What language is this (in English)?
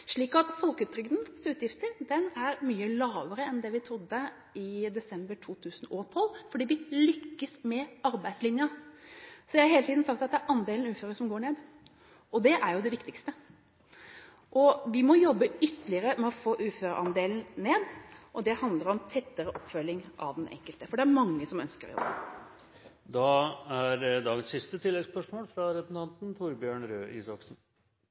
Norwegian